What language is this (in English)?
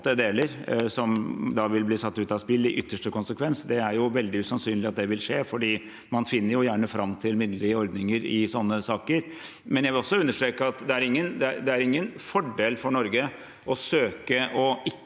Norwegian